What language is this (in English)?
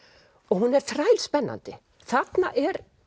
Icelandic